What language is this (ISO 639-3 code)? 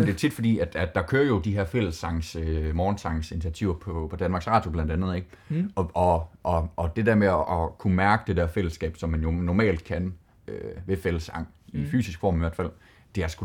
dan